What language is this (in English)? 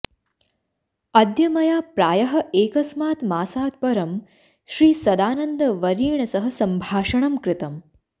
Sanskrit